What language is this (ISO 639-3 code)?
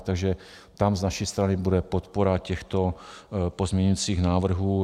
ces